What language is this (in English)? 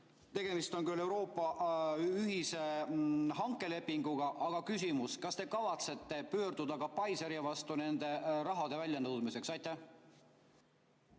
Estonian